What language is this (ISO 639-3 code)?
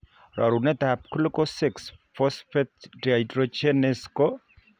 kln